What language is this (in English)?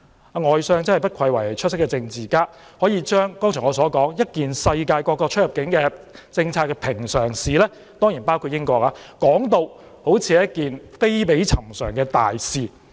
Cantonese